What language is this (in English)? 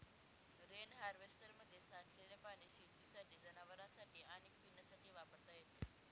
Marathi